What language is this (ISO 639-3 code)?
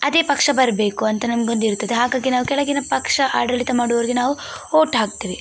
kan